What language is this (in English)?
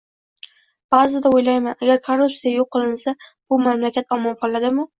Uzbek